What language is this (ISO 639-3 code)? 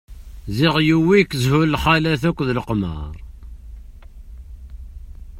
kab